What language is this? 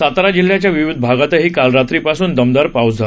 Marathi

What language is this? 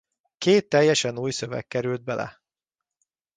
Hungarian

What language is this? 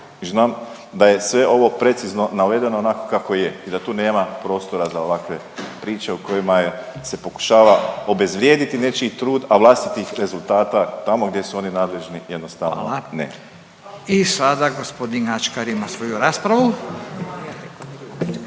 Croatian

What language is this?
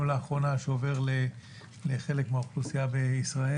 Hebrew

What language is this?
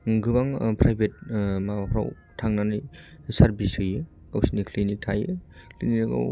Bodo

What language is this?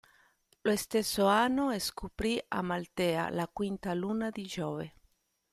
Italian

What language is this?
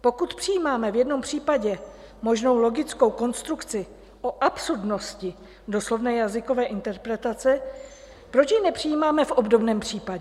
Czech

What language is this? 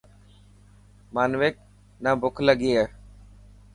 Dhatki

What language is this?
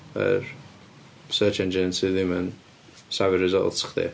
Welsh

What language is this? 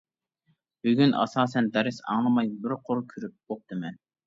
Uyghur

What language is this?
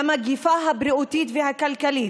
Hebrew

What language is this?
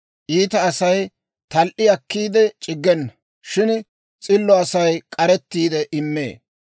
Dawro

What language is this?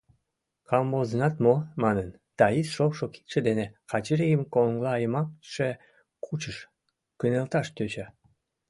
Mari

